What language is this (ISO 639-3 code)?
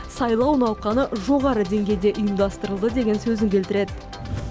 kaz